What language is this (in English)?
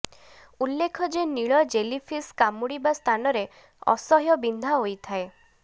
Odia